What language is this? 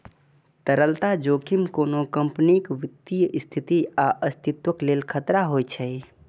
Maithili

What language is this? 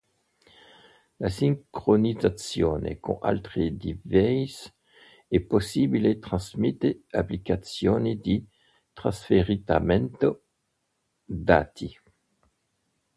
Italian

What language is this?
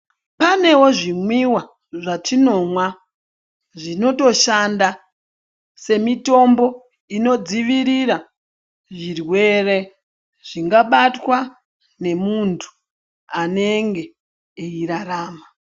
Ndau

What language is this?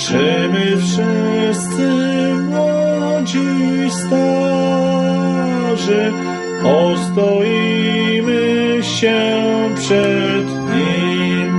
Polish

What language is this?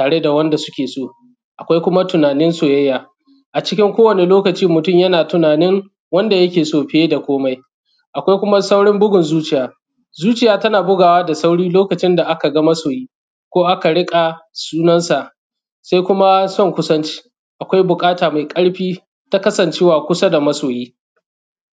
Hausa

